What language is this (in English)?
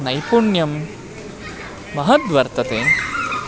Sanskrit